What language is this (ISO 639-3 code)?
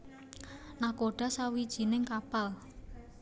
jav